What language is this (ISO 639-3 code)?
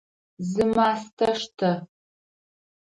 ady